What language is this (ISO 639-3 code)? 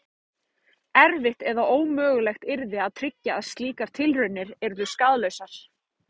isl